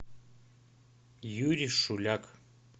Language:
Russian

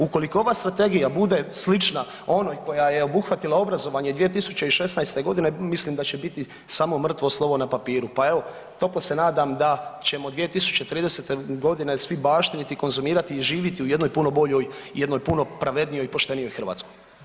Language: Croatian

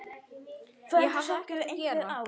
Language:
Icelandic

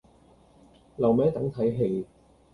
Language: Cantonese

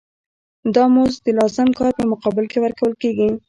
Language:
Pashto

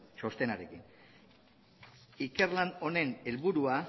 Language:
Basque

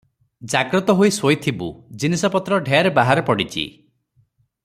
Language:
Odia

